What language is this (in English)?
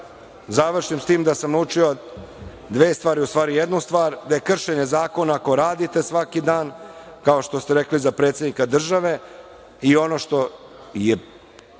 Serbian